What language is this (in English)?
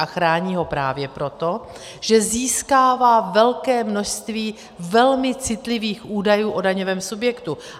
Czech